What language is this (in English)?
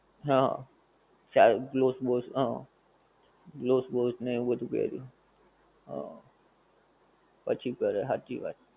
Gujarati